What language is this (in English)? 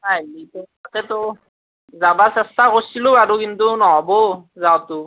Assamese